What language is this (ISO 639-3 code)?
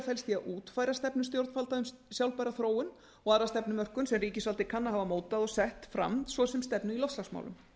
isl